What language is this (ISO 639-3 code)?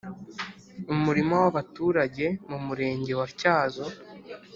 kin